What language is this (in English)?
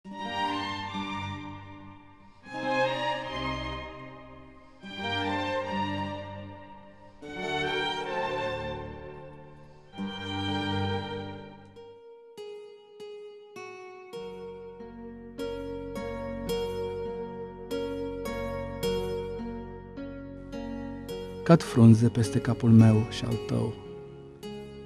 Romanian